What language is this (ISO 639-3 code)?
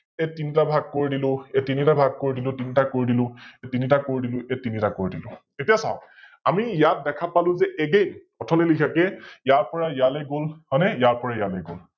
asm